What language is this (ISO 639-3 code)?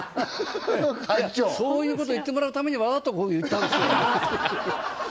jpn